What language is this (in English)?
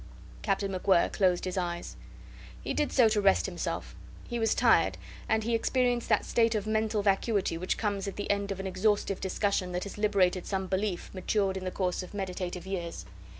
English